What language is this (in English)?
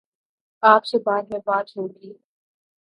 Urdu